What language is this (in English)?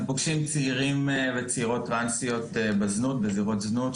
Hebrew